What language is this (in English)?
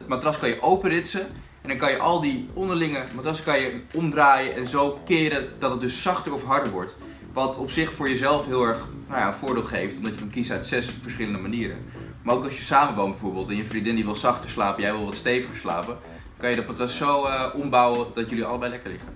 Dutch